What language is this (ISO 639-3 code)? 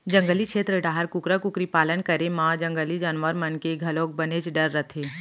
hne